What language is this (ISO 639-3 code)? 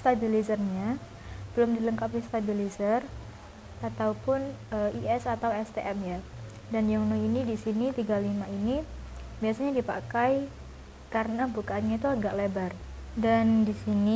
ind